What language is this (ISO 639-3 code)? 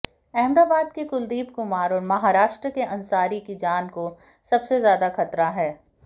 hin